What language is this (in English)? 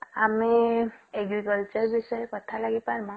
Odia